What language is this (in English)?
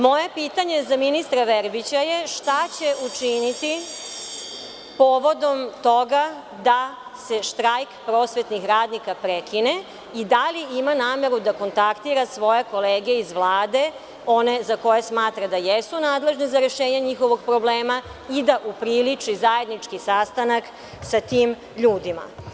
Serbian